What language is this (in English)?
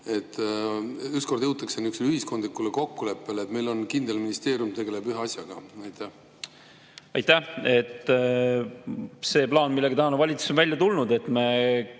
Estonian